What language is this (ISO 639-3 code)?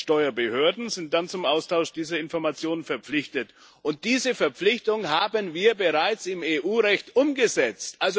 deu